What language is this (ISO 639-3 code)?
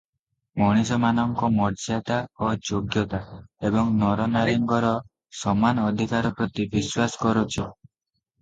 ori